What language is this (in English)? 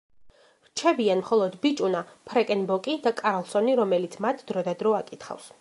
Georgian